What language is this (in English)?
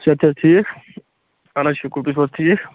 Kashmiri